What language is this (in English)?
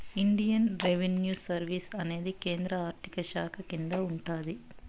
Telugu